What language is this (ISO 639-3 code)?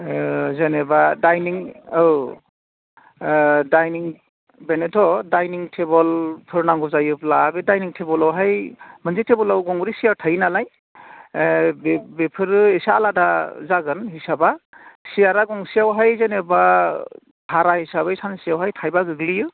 brx